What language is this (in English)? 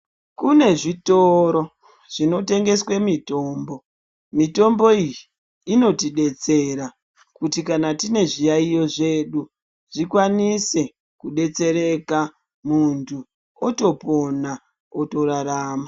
Ndau